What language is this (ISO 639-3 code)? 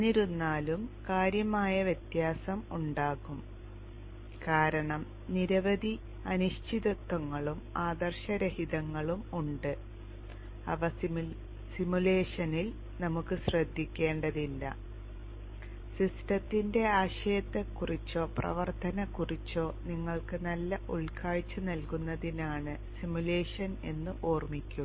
mal